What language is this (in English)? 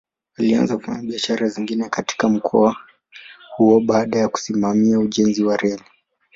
Swahili